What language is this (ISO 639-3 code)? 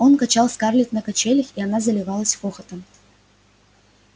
rus